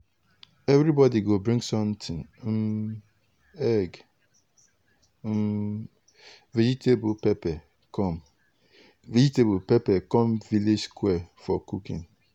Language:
Nigerian Pidgin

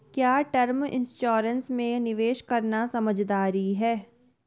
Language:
Hindi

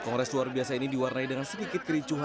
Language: Indonesian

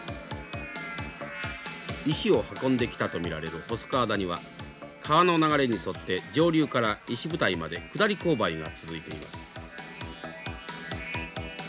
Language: Japanese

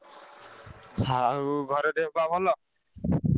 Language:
Odia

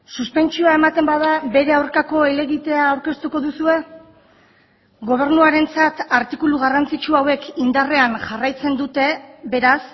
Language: Basque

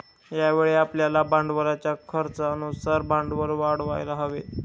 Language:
Marathi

